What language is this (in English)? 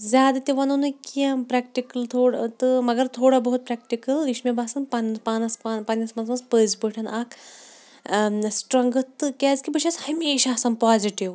Kashmiri